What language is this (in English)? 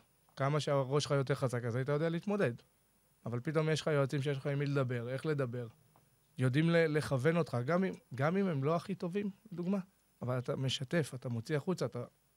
Hebrew